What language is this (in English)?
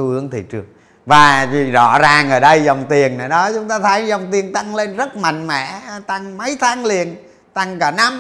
Vietnamese